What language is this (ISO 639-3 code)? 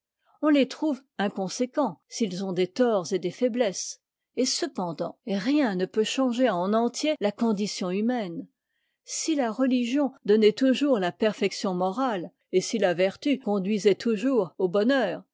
fra